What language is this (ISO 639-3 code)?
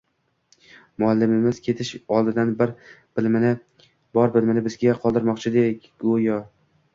uzb